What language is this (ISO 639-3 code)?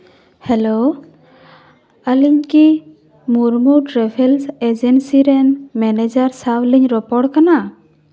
sat